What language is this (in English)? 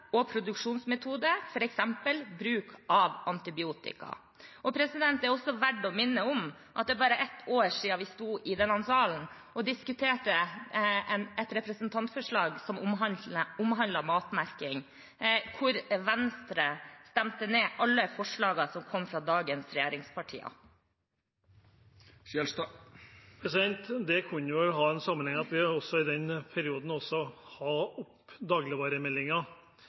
Norwegian Bokmål